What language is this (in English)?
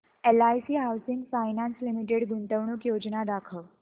Marathi